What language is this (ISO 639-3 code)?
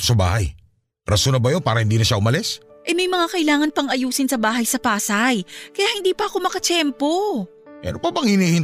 fil